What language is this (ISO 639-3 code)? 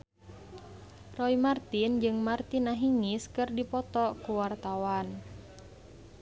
sun